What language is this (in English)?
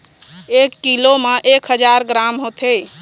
Chhattisgarhi